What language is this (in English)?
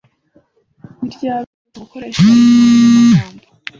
Kinyarwanda